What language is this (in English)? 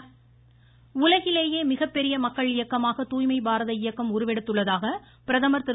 Tamil